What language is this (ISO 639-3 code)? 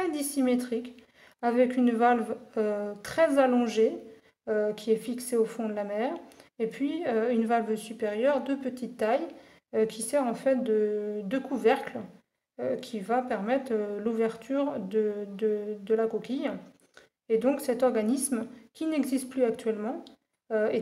fra